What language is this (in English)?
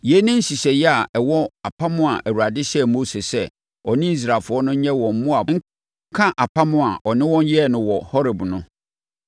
Akan